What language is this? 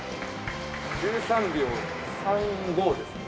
Japanese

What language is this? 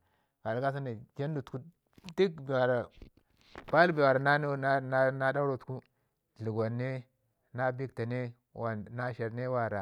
Ngizim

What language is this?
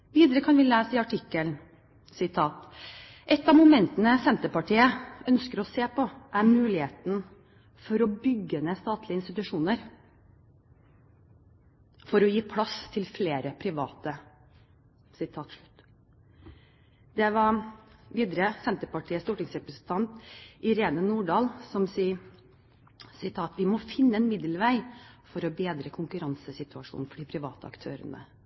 Norwegian Bokmål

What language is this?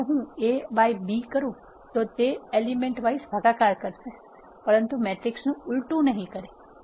Gujarati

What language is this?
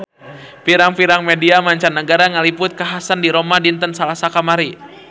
Sundanese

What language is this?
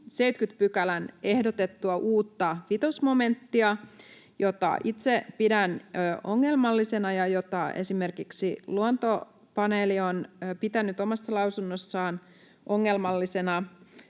Finnish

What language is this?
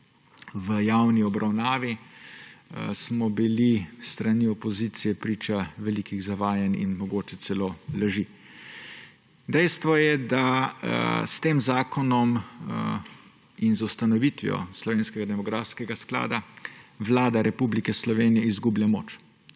Slovenian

